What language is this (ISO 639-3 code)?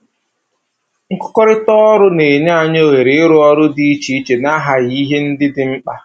ibo